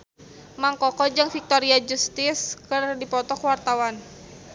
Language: Sundanese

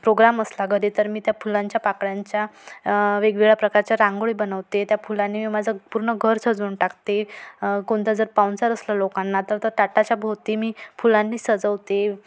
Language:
Marathi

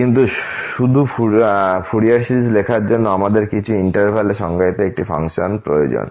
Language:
Bangla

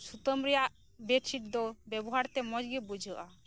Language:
Santali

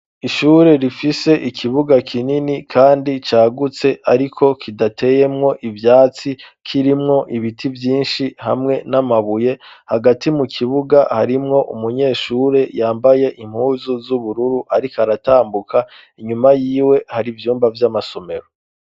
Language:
Rundi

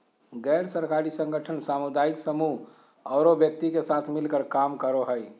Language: Magahi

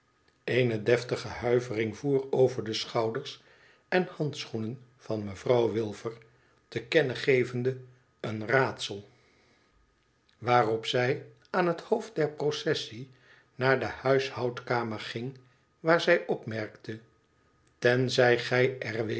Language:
Dutch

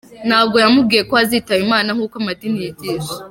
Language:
Kinyarwanda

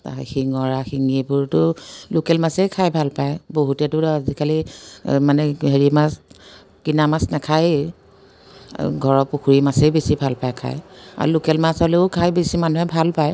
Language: Assamese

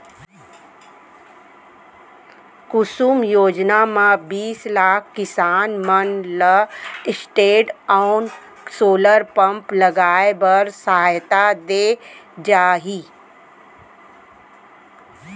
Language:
Chhattisgarhi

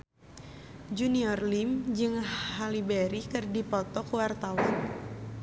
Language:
Sundanese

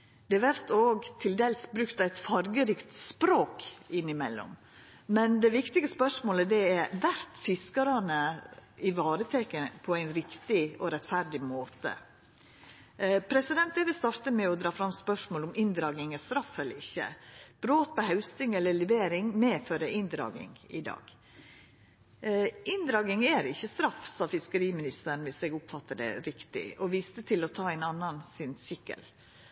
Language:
Norwegian Nynorsk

